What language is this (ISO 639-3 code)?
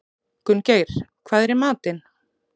isl